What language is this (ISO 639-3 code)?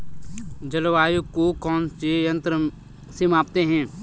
hin